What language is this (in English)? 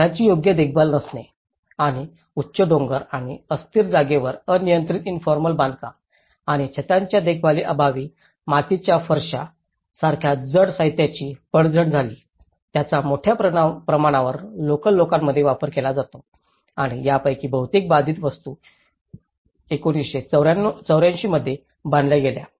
Marathi